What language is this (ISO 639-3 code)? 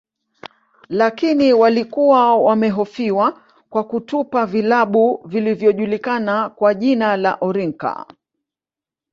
swa